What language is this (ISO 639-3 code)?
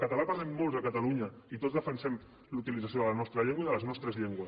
cat